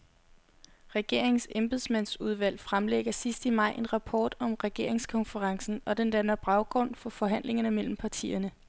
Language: Danish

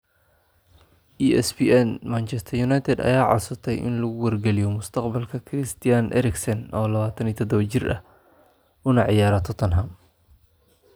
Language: Somali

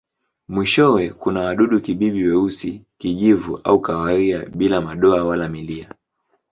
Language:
Swahili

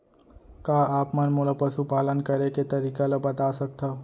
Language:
Chhattisgarhi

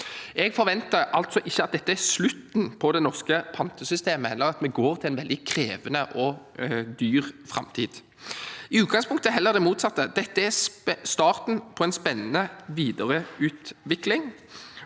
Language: Norwegian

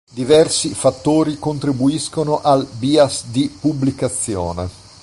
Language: Italian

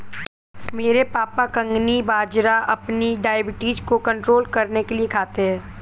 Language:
Hindi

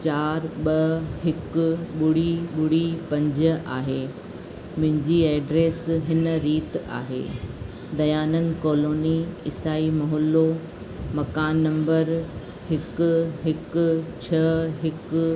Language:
Sindhi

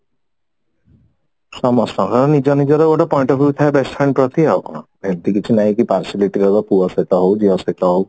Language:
Odia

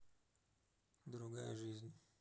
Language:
Russian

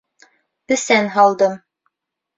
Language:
Bashkir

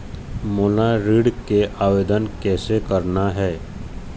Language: Chhattisgarhi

